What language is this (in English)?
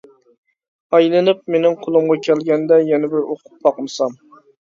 Uyghur